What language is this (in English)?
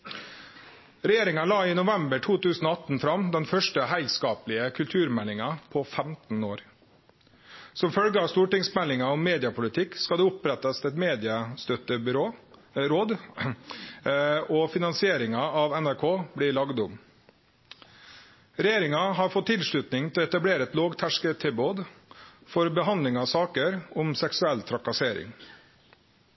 Norwegian Nynorsk